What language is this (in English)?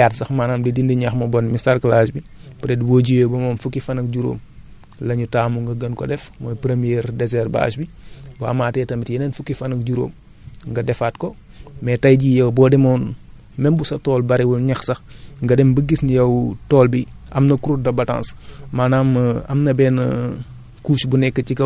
Wolof